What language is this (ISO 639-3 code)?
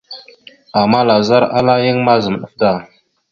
mxu